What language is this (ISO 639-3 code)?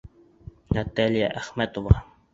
bak